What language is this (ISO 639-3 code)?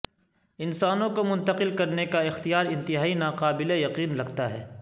urd